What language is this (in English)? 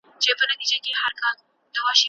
Pashto